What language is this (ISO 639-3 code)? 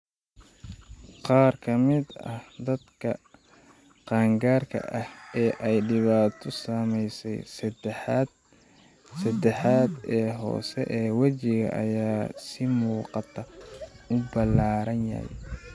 som